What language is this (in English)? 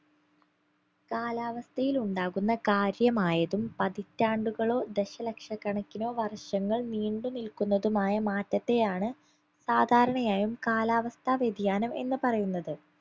Malayalam